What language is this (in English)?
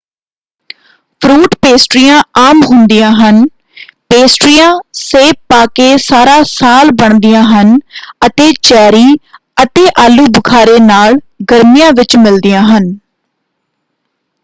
Punjabi